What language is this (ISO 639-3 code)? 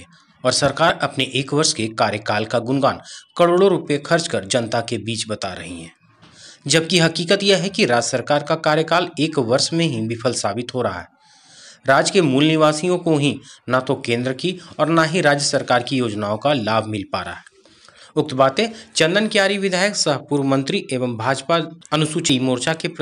hin